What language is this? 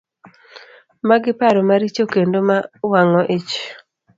Luo (Kenya and Tanzania)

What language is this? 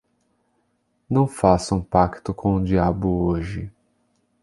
Portuguese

